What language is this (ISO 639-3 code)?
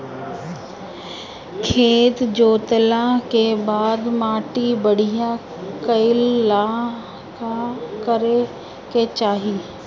bho